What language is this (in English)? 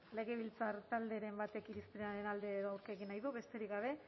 Basque